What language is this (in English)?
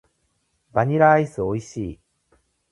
Japanese